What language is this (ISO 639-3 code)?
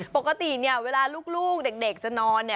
tha